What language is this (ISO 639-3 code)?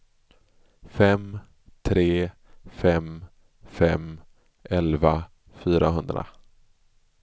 swe